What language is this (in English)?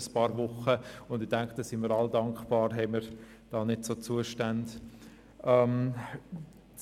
Swiss German